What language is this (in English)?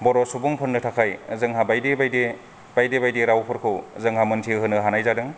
Bodo